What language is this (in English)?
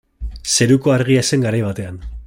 Basque